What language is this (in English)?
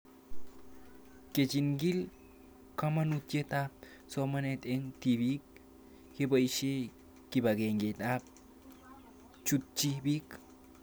Kalenjin